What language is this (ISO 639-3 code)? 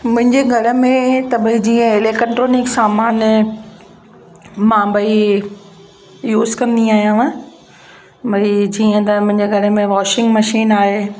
snd